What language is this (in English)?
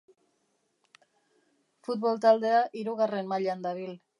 Basque